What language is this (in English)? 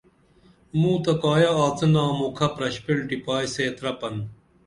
Dameli